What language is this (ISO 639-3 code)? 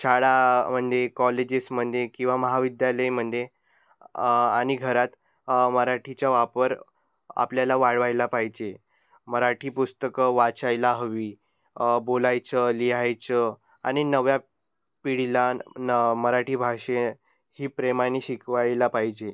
mar